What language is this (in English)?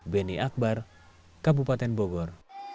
Indonesian